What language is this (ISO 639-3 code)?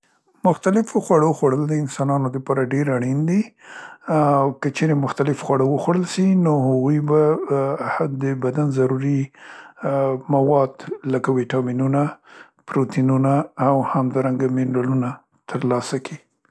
pst